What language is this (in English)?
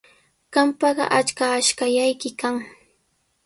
Sihuas Ancash Quechua